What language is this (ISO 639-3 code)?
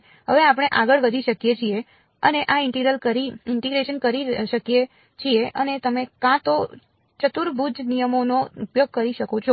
guj